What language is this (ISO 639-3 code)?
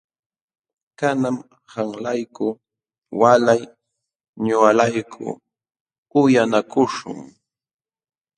qxw